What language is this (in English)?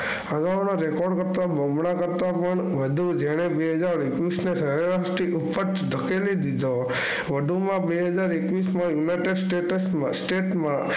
Gujarati